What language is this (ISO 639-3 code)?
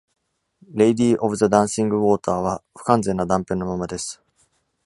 jpn